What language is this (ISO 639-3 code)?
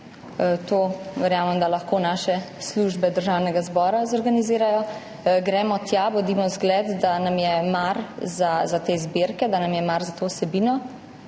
slv